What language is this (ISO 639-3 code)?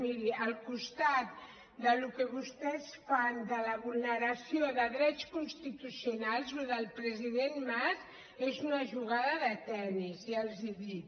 cat